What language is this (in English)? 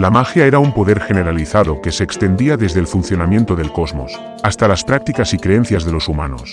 Spanish